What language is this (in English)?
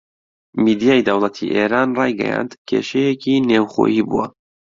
Central Kurdish